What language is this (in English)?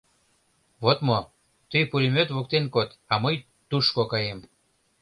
Mari